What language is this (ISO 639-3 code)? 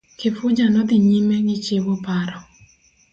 luo